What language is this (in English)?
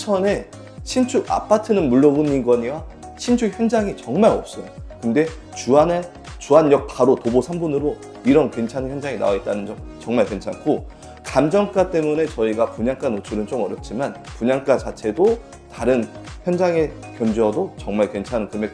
Korean